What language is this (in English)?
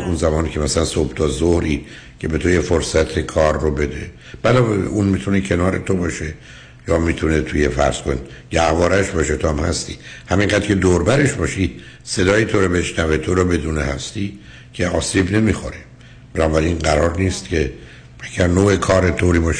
Persian